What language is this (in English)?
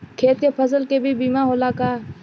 Bhojpuri